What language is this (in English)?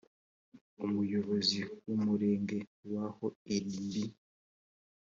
Kinyarwanda